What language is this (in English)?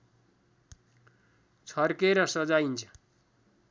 Nepali